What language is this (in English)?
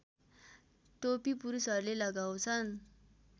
Nepali